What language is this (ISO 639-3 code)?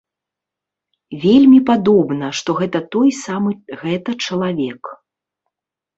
bel